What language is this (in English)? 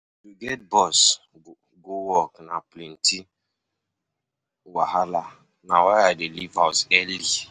Nigerian Pidgin